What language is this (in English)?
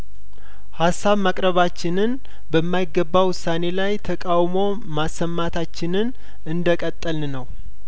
Amharic